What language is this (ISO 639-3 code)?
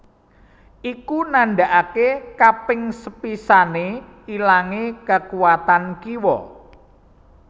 jav